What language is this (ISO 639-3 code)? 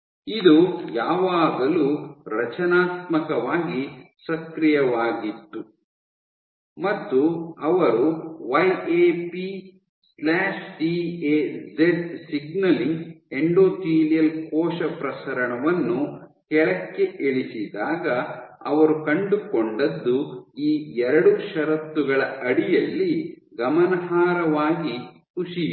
kan